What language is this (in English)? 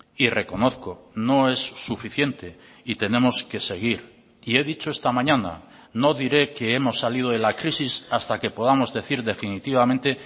Spanish